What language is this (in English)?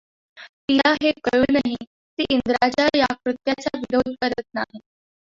Marathi